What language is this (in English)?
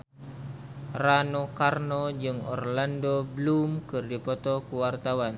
Sundanese